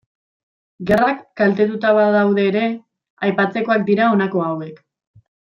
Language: Basque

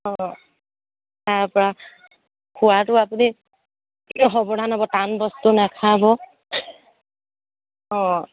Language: Assamese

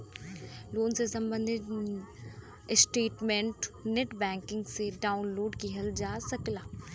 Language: Bhojpuri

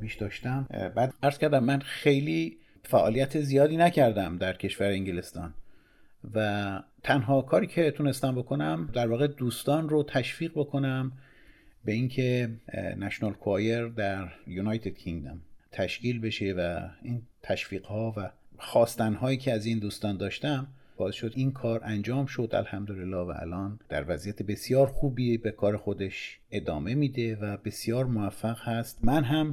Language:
Persian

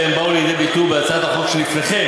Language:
Hebrew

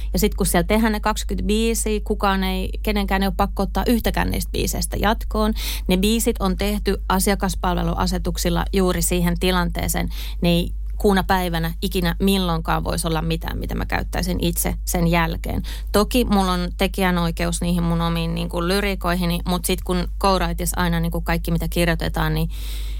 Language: Finnish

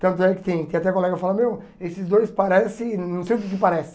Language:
Portuguese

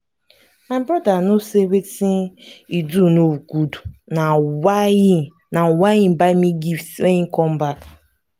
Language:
Nigerian Pidgin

